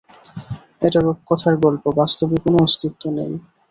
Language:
Bangla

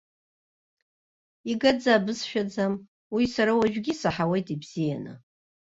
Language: Abkhazian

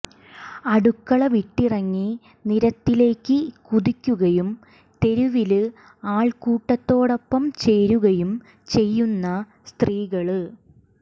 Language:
Malayalam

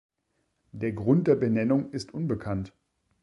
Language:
German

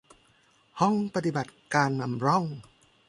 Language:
Thai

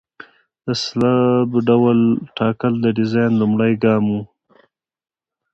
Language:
Pashto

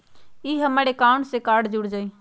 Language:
Magahi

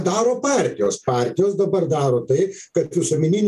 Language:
Lithuanian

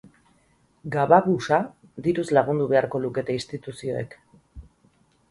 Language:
Basque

